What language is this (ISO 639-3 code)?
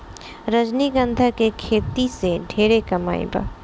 bho